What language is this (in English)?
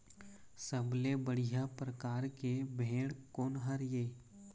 Chhattisgarhi